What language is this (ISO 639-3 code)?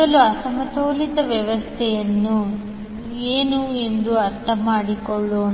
kan